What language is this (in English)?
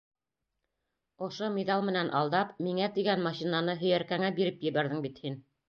Bashkir